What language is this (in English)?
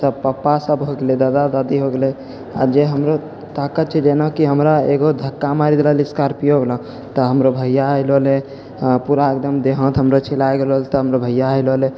Maithili